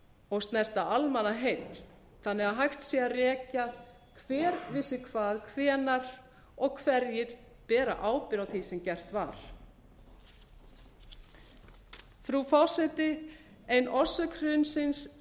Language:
Icelandic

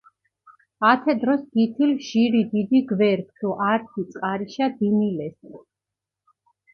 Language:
Mingrelian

